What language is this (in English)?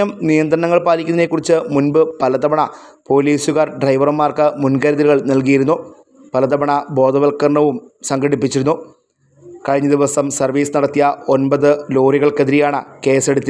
Malayalam